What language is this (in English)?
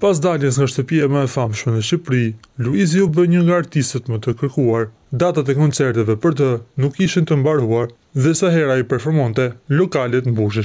Romanian